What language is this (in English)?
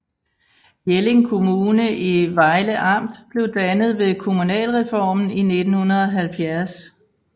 Danish